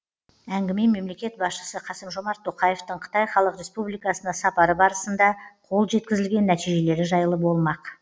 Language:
Kazakh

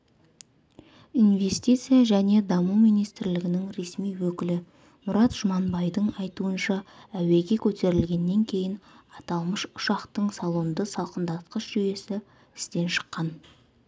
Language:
Kazakh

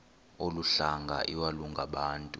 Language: Xhosa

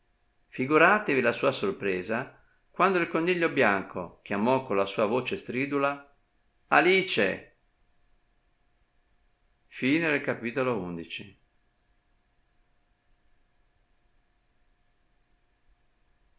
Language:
Italian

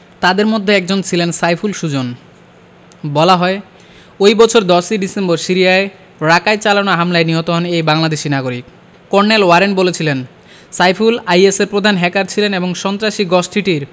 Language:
Bangla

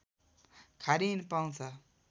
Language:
Nepali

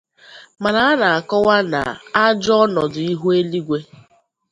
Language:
Igbo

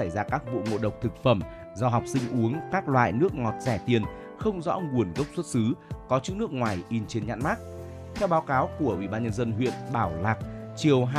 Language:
Vietnamese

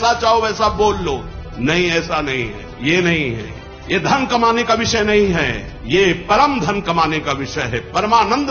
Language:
Hindi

